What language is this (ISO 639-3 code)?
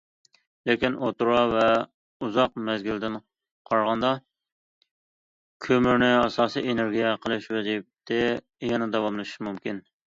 uig